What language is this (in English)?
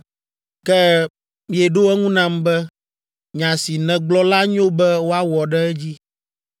Ewe